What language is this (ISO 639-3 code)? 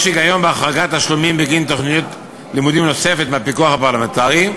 heb